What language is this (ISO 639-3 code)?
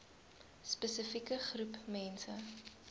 afr